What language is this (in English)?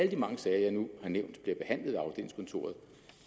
Danish